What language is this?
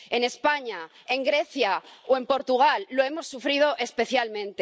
Spanish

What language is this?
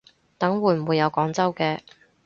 Cantonese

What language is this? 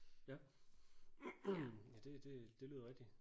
Danish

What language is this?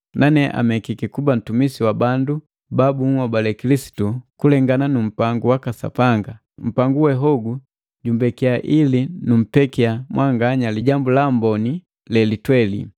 Matengo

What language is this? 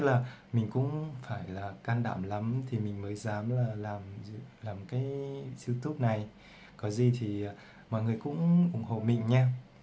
Vietnamese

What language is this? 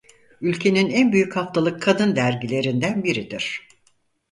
Turkish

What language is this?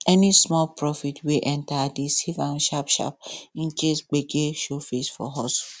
Nigerian Pidgin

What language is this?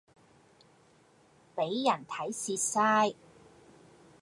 Cantonese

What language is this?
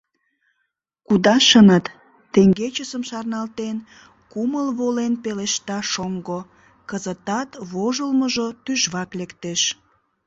Mari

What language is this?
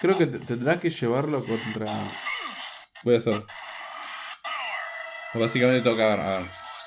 Spanish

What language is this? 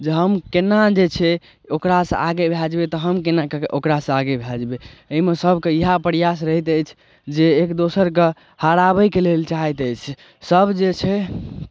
Maithili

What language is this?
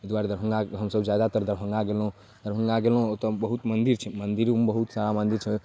Maithili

